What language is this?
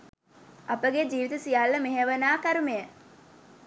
Sinhala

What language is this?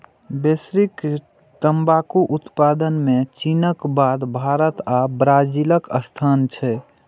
Maithili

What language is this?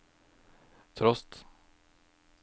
Norwegian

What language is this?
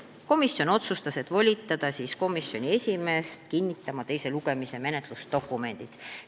Estonian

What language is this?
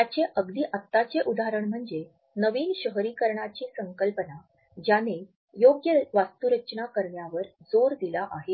Marathi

